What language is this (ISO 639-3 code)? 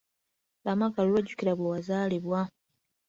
lug